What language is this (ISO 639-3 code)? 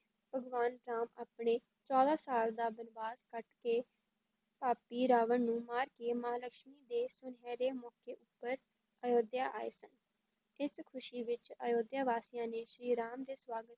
pan